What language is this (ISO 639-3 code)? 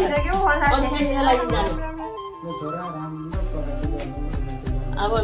ind